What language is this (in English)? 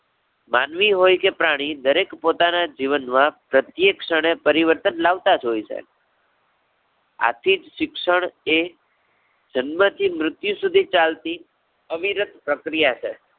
Gujarati